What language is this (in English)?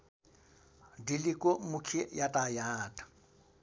Nepali